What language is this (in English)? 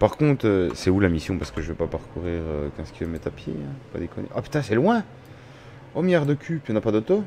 French